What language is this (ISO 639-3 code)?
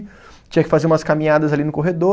por